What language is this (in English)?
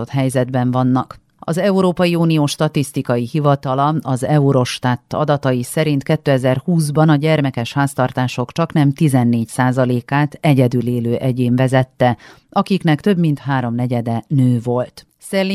Hungarian